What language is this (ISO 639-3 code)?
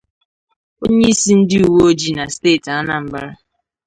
ibo